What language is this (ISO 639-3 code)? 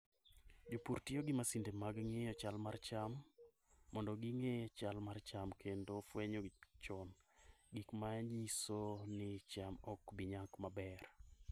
luo